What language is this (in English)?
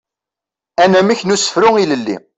Kabyle